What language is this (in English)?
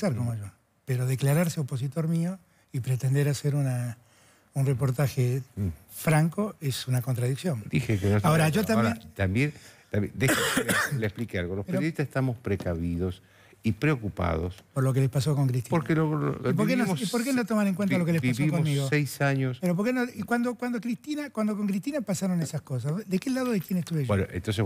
Spanish